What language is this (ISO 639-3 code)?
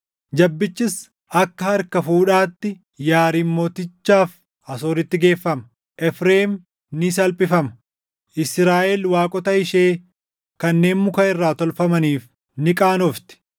orm